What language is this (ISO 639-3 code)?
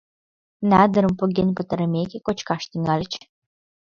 chm